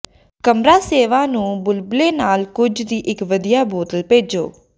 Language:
Punjabi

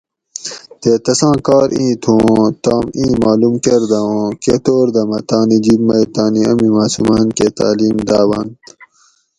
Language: Gawri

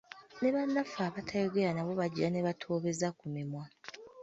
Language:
Ganda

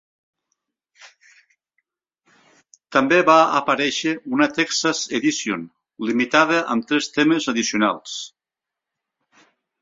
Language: Catalan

